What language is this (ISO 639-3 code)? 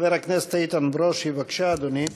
heb